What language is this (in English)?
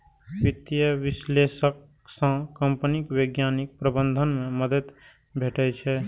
Maithili